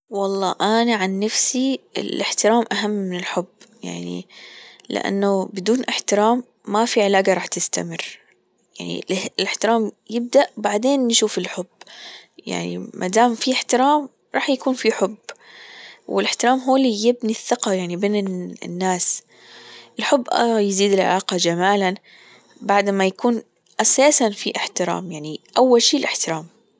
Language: Gulf Arabic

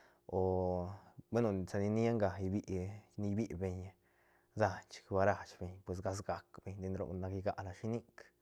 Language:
Santa Catarina Albarradas Zapotec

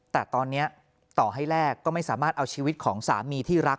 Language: Thai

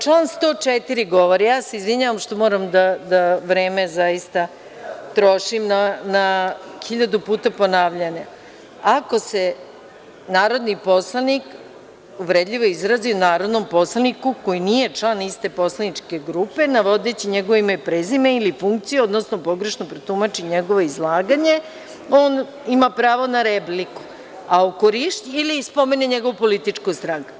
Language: Serbian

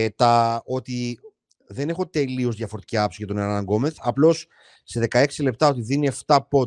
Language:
Greek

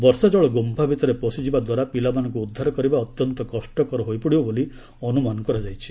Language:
Odia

